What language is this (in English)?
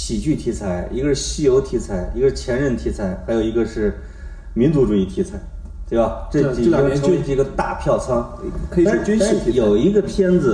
Chinese